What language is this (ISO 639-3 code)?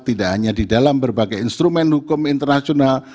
ind